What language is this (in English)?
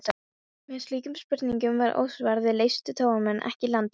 Icelandic